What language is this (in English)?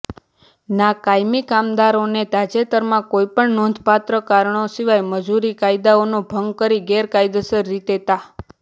Gujarati